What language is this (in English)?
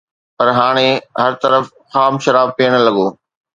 Sindhi